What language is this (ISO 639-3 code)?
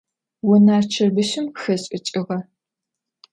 ady